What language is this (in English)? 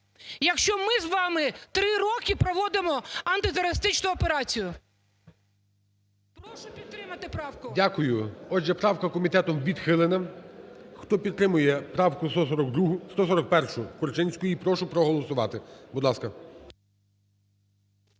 Ukrainian